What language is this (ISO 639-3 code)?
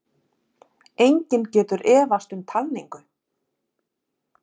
isl